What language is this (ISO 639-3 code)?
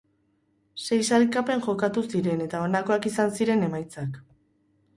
eus